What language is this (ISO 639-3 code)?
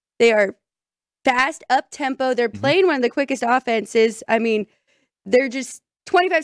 eng